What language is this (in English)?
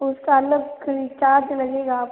Hindi